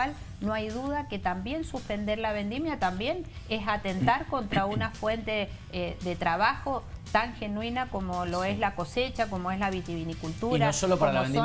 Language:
Spanish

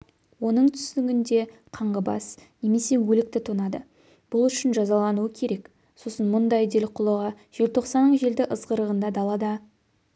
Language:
Kazakh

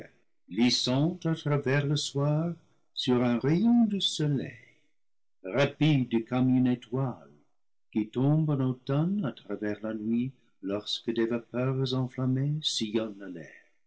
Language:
French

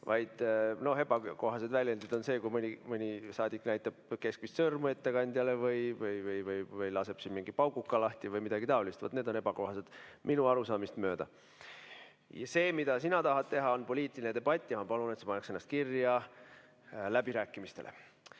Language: Estonian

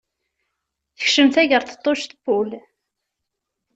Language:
Kabyle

